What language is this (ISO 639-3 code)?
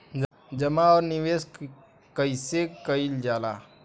bho